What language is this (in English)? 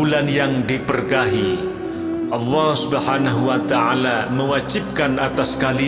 Indonesian